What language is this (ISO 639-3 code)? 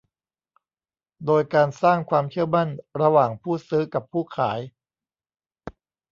tha